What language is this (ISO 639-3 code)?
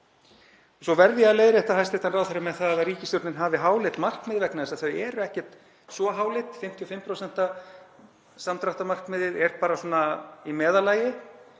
isl